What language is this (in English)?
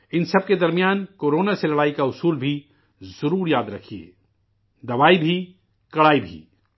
Urdu